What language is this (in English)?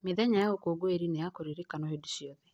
Kikuyu